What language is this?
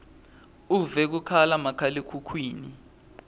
Swati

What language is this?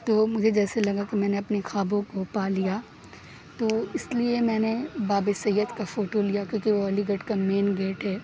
Urdu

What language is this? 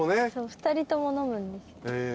Japanese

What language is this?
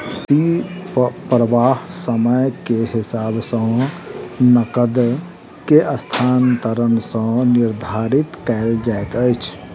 Maithili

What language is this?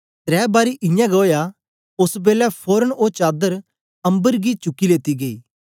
Dogri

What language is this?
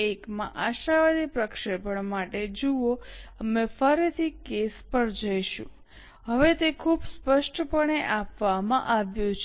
Gujarati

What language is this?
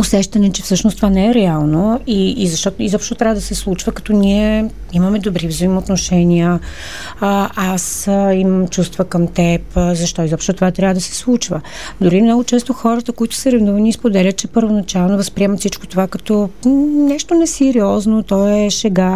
Bulgarian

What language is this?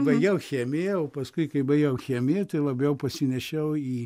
Lithuanian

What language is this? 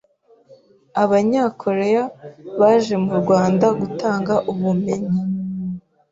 Kinyarwanda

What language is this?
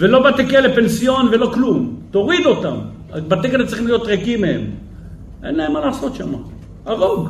Hebrew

